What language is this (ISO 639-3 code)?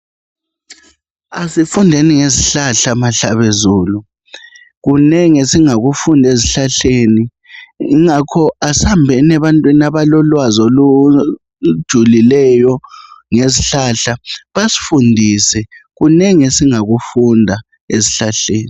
nde